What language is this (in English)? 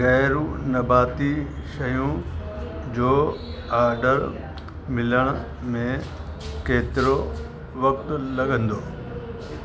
Sindhi